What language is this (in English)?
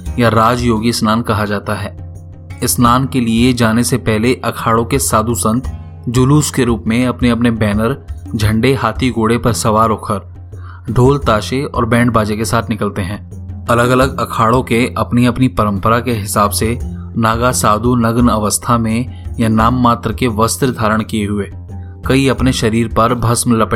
Hindi